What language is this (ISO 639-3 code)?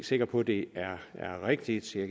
dan